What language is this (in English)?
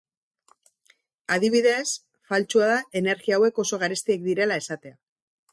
Basque